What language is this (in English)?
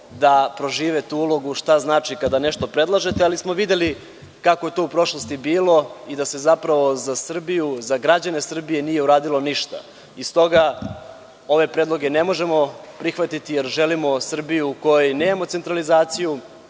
Serbian